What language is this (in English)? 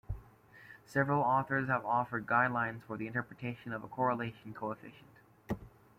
English